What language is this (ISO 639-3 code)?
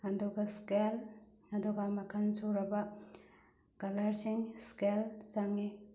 mni